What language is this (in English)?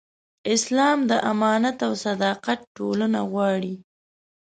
Pashto